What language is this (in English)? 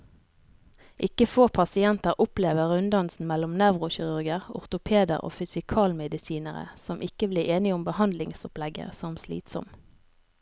Norwegian